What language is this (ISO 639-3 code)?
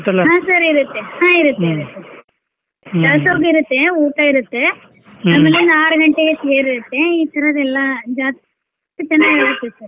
kan